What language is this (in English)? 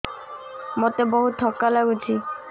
Odia